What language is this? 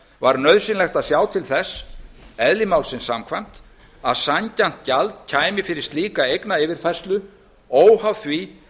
Icelandic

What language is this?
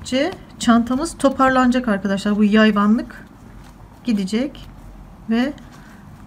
Turkish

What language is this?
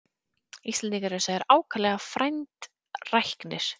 Icelandic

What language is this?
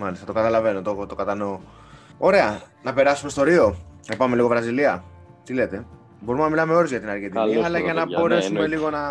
Greek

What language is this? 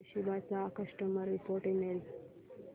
Marathi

